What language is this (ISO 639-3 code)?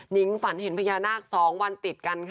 tha